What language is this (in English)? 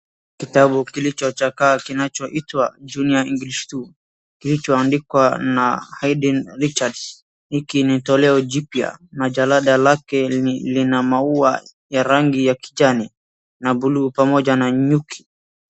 Swahili